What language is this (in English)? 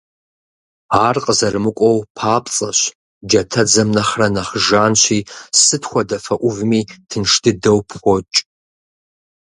Kabardian